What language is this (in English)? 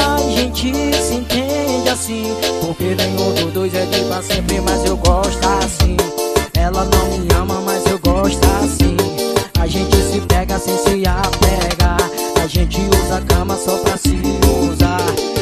Portuguese